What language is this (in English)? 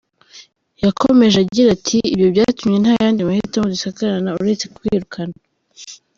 Kinyarwanda